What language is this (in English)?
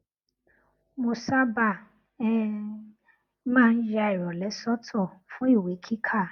Yoruba